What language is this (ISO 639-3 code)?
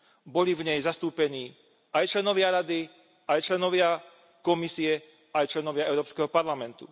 slk